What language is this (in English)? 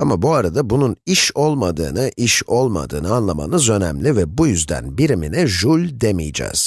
Turkish